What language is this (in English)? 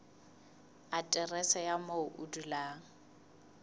Southern Sotho